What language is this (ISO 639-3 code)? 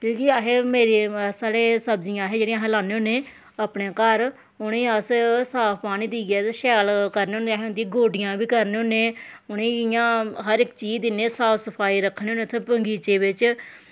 doi